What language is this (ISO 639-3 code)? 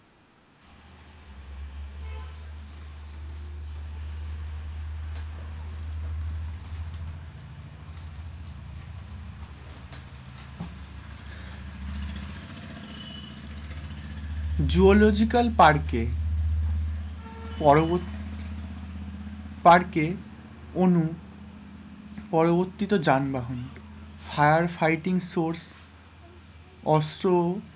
ben